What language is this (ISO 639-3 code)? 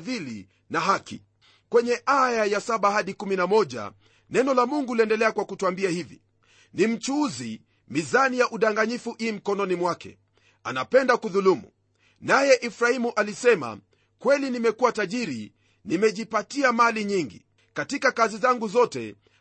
swa